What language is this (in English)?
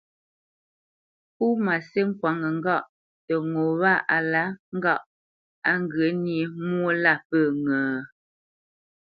Bamenyam